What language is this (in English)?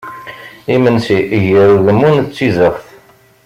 Kabyle